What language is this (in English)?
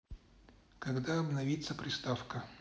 Russian